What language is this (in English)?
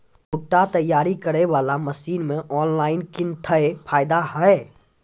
Maithili